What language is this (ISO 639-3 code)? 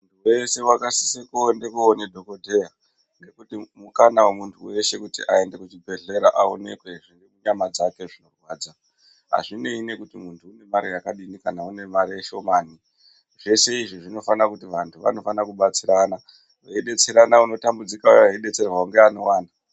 ndc